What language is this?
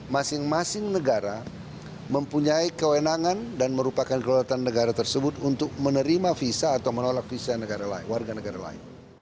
Indonesian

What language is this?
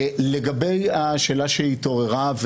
Hebrew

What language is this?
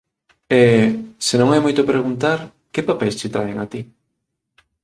Galician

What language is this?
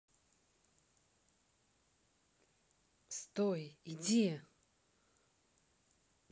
Russian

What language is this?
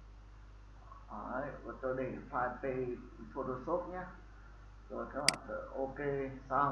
Vietnamese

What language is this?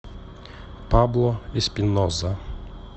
Russian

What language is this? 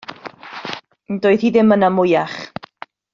Welsh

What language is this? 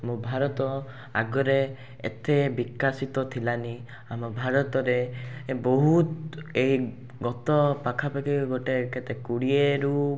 Odia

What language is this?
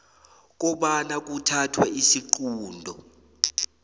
South Ndebele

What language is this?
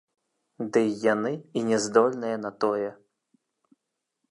Belarusian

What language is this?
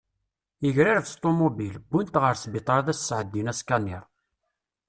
Kabyle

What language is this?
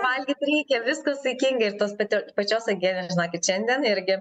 Lithuanian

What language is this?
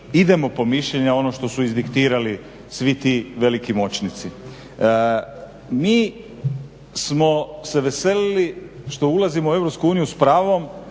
Croatian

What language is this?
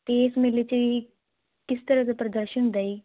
Punjabi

